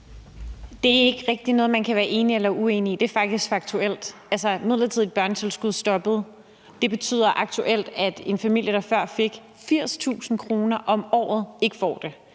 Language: Danish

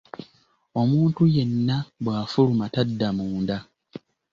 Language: Ganda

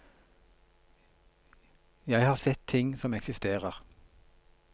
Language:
Norwegian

